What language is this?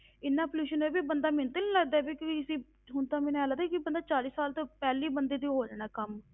Punjabi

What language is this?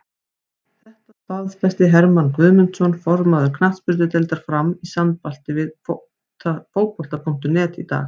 Icelandic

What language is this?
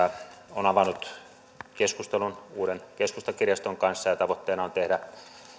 Finnish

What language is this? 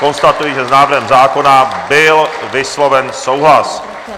Czech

